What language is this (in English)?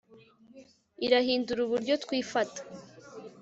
Kinyarwanda